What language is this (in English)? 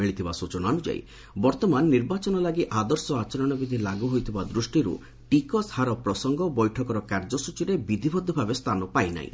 Odia